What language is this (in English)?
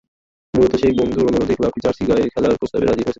Bangla